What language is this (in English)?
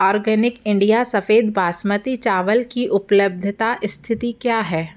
Hindi